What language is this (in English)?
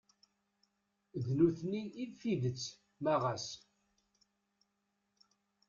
Kabyle